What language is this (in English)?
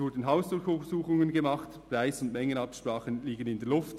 Swiss German